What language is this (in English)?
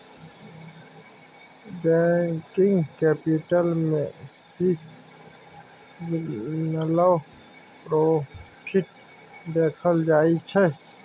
Maithili